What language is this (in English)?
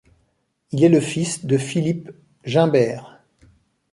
French